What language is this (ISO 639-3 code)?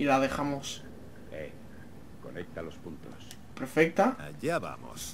spa